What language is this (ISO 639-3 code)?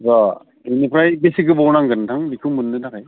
brx